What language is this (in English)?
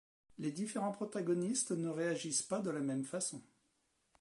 French